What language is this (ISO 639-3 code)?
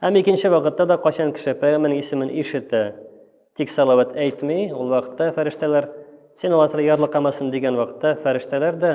tur